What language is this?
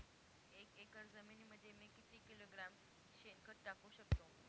Marathi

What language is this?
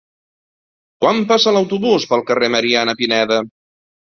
Catalan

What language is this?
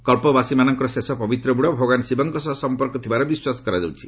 Odia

